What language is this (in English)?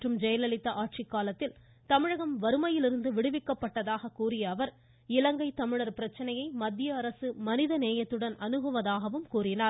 Tamil